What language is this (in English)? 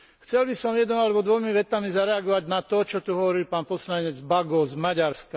Slovak